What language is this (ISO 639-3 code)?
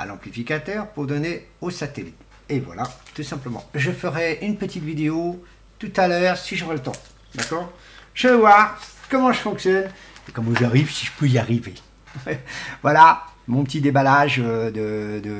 fra